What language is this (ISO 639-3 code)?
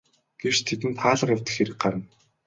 mon